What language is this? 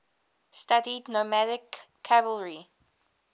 English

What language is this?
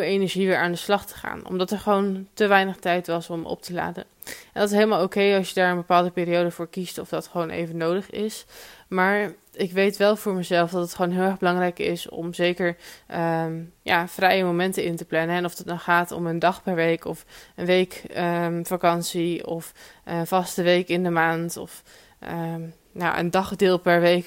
Dutch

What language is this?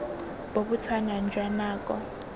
Tswana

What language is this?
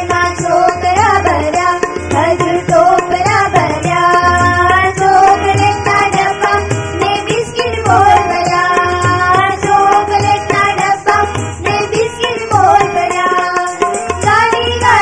Gujarati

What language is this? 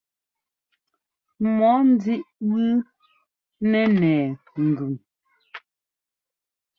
Ngomba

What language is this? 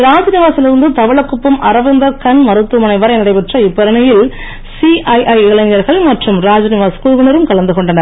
Tamil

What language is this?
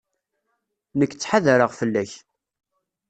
Kabyle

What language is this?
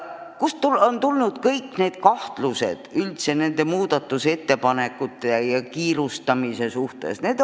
Estonian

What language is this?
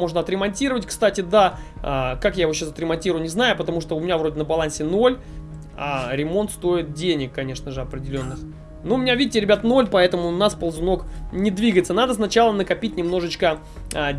Russian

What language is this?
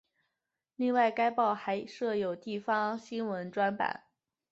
Chinese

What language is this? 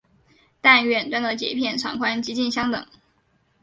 Chinese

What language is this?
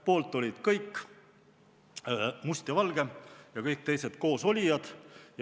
Estonian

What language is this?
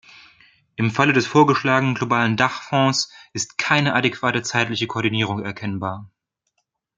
German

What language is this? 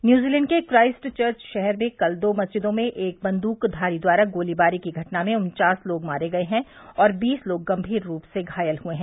Hindi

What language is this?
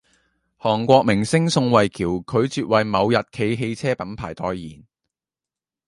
Cantonese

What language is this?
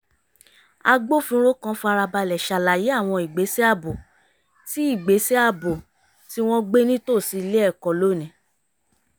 Yoruba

